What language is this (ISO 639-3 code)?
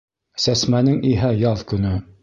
bak